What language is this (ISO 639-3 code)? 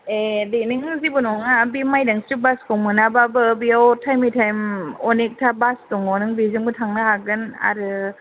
brx